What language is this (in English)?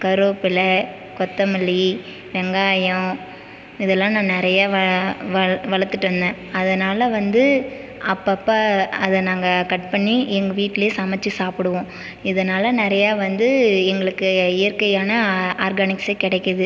Tamil